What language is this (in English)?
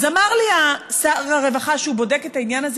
Hebrew